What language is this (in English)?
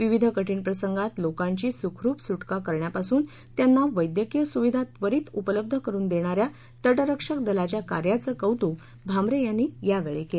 Marathi